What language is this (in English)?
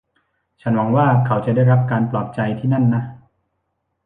Thai